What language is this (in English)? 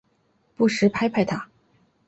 Chinese